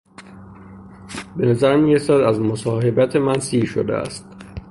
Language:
Persian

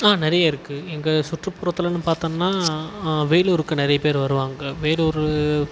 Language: Tamil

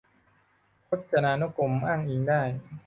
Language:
Thai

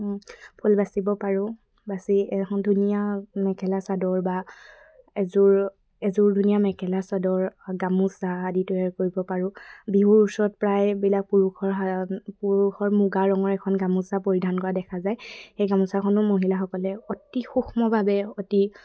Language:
Assamese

